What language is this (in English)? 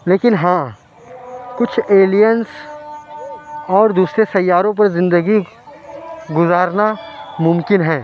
Urdu